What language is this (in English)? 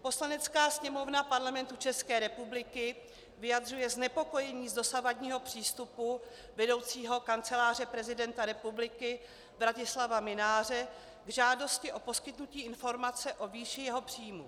Czech